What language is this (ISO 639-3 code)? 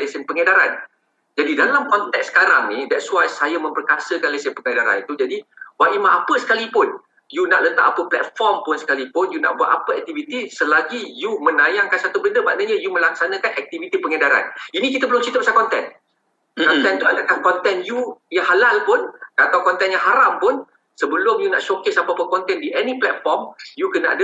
msa